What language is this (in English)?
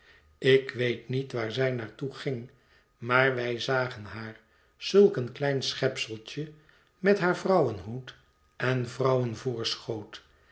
Dutch